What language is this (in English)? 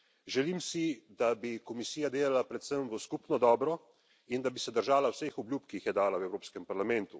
Slovenian